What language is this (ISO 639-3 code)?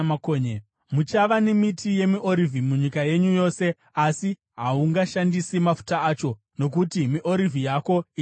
sna